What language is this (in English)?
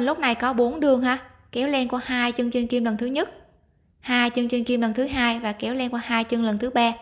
Vietnamese